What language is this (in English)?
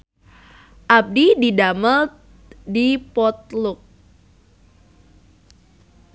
Sundanese